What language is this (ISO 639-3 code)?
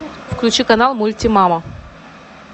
rus